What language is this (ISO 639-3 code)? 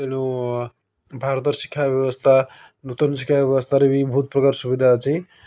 ori